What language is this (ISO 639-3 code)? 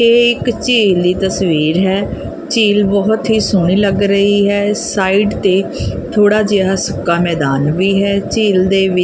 pan